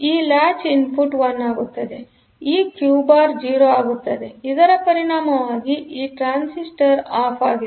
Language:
Kannada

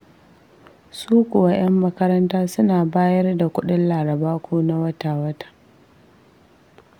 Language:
Hausa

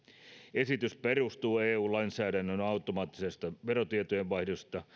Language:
Finnish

